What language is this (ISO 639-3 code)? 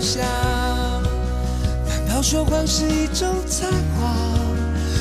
vie